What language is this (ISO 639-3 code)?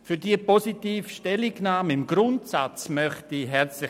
gsw